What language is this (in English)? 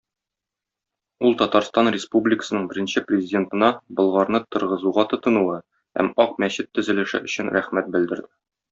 Tatar